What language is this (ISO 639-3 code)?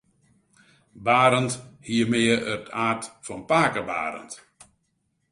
fry